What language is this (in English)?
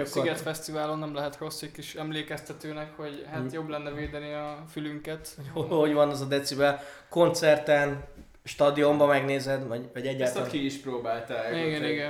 Hungarian